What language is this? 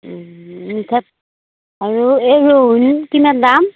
Assamese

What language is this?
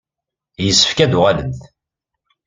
Kabyle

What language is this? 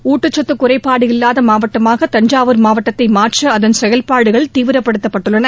Tamil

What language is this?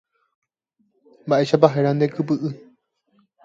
Guarani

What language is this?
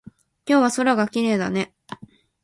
Japanese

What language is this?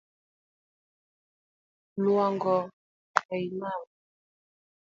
Luo (Kenya and Tanzania)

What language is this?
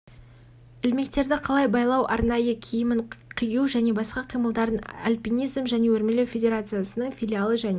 Kazakh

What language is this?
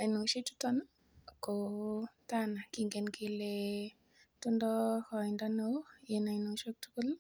Kalenjin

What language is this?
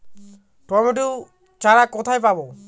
Bangla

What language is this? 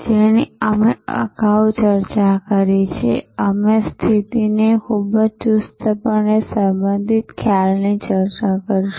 Gujarati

